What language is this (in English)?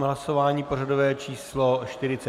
Czech